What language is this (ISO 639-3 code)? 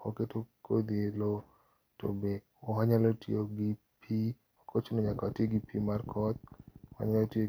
luo